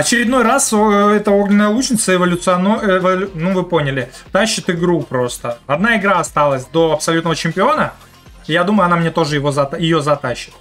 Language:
Russian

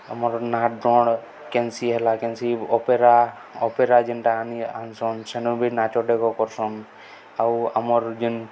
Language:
Odia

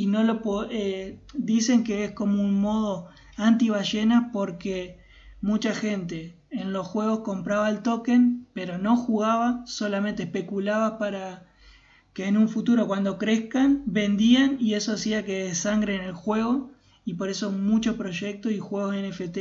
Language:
Spanish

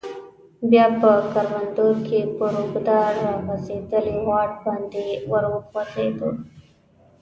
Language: Pashto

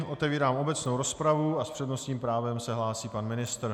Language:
Czech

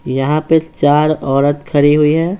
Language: Hindi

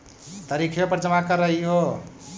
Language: Magahi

